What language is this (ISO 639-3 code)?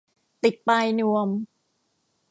tha